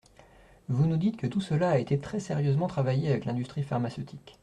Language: French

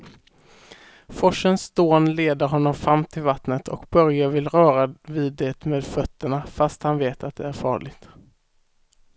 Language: Swedish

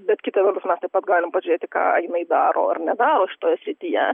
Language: Lithuanian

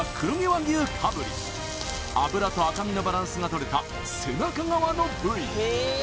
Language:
Japanese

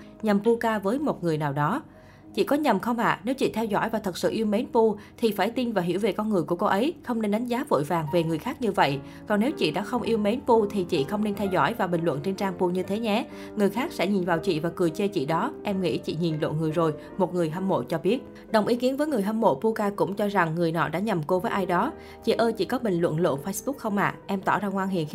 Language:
Vietnamese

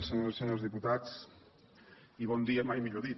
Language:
Catalan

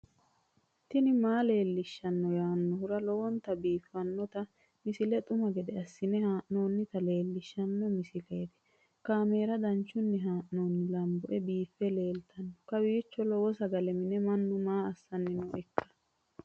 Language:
Sidamo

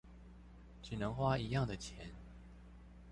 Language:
Chinese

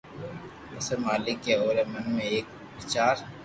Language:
Loarki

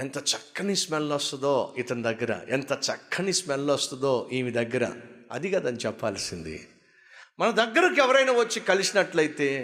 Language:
Telugu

